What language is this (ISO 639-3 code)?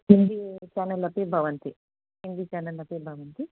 san